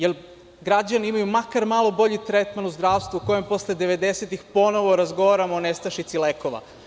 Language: Serbian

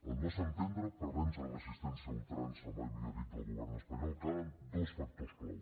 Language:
Catalan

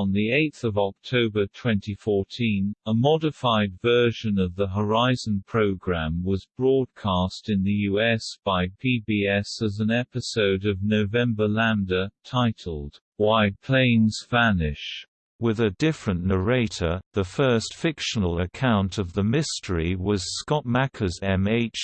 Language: English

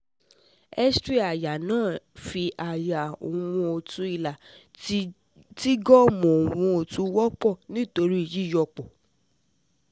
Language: Yoruba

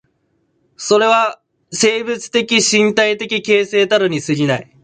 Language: Japanese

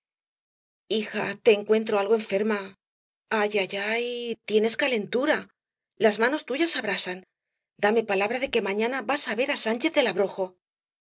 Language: Spanish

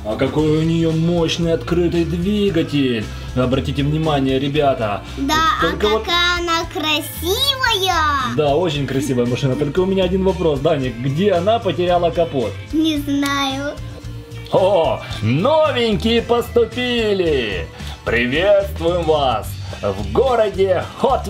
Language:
Russian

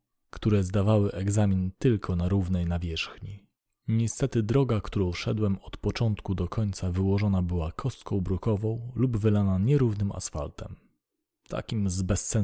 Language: Polish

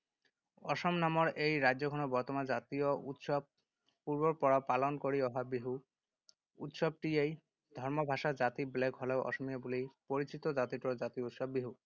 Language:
Assamese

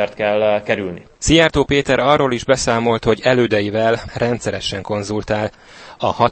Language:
Hungarian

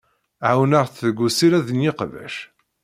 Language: Kabyle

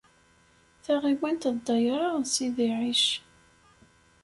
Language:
Kabyle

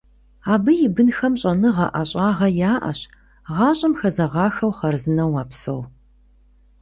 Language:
Kabardian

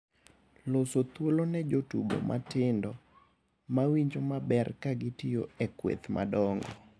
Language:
Luo (Kenya and Tanzania)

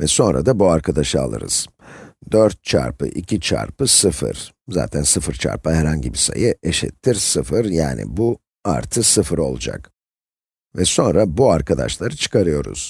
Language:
Turkish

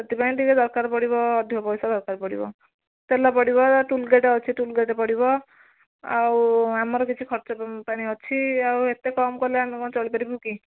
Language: Odia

